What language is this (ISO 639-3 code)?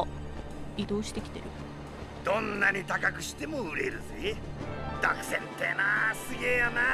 jpn